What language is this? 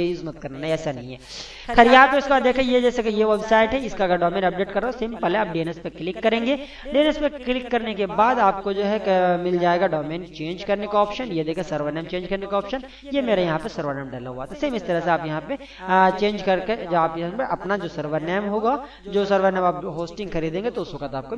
Hindi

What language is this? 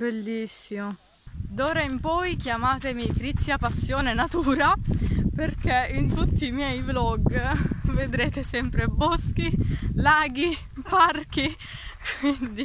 Italian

